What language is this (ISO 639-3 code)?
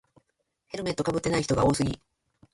jpn